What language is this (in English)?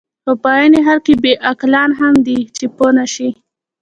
Pashto